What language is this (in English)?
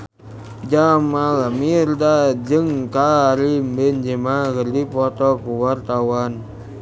Sundanese